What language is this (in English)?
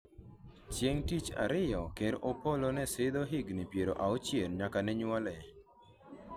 Luo (Kenya and Tanzania)